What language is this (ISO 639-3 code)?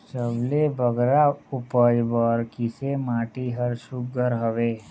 hne